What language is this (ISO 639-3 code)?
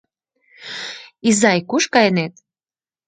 chm